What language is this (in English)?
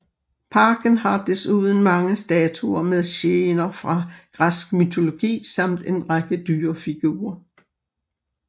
Danish